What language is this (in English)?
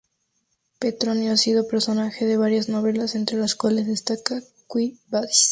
Spanish